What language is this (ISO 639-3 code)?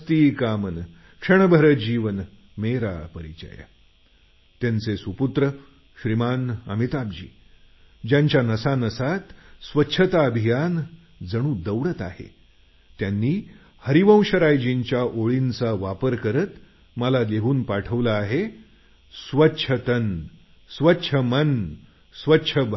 mar